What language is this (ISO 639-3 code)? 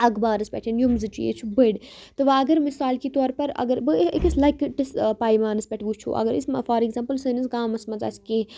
kas